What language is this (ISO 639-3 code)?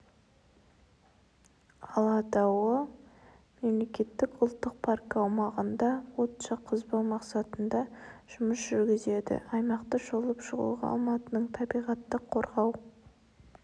kaz